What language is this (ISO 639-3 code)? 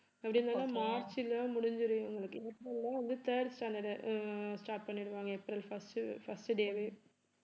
tam